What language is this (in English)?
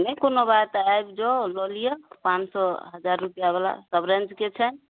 Maithili